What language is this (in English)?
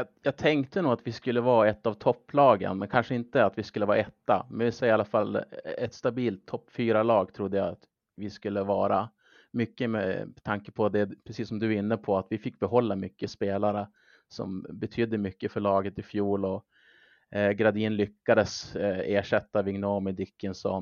Swedish